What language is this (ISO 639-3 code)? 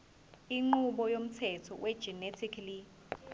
zul